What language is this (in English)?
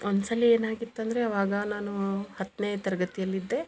Kannada